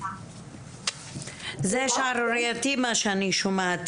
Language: Hebrew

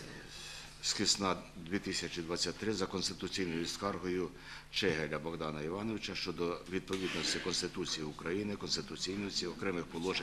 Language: Ukrainian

